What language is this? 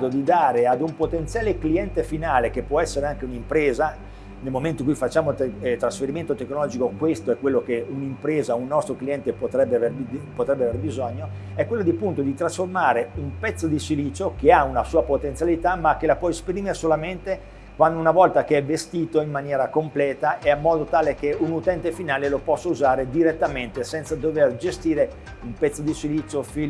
Italian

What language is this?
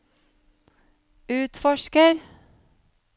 Norwegian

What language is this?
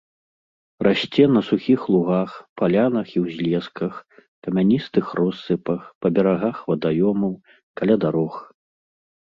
Belarusian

